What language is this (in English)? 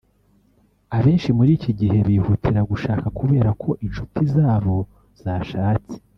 Kinyarwanda